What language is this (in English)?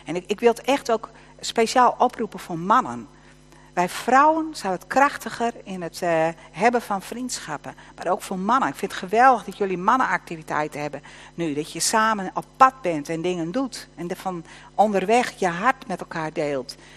Dutch